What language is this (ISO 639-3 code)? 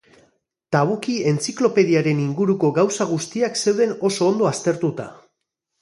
eus